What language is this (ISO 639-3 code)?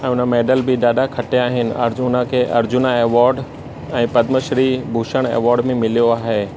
snd